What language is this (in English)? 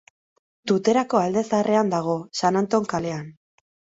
Basque